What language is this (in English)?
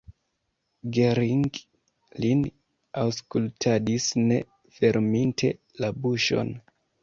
Esperanto